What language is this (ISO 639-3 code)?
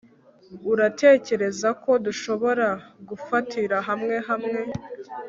kin